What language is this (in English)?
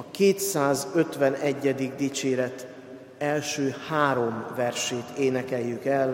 Hungarian